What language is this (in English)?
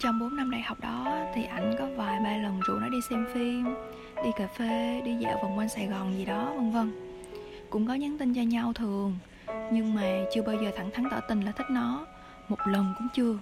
Vietnamese